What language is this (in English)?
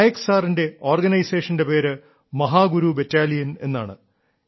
Malayalam